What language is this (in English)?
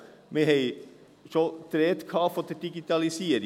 Swiss German